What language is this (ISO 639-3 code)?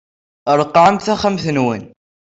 kab